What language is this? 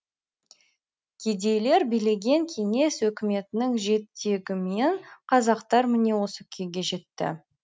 Kazakh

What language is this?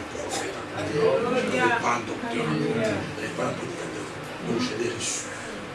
French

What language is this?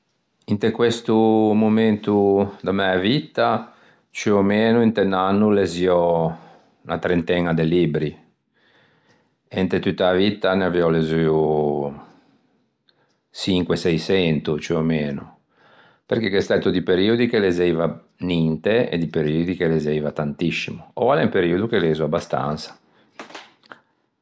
Ligurian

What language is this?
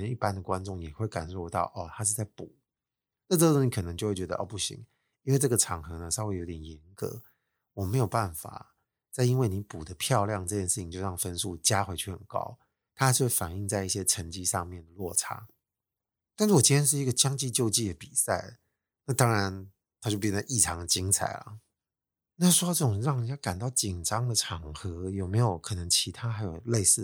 Chinese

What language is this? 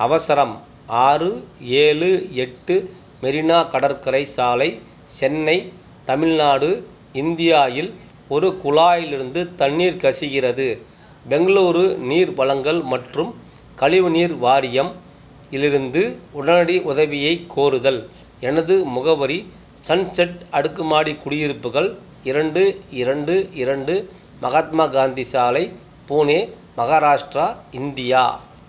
Tamil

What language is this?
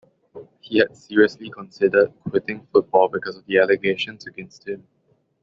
English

